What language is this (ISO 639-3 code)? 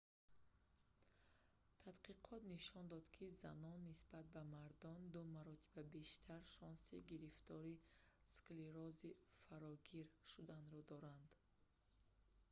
tgk